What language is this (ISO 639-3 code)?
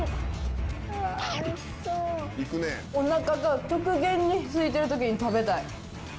jpn